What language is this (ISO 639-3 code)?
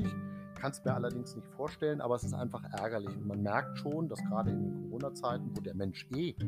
deu